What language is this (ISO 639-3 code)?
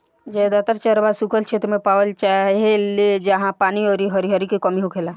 bho